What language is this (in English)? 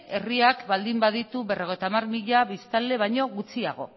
Basque